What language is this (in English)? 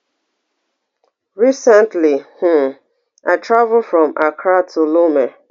Nigerian Pidgin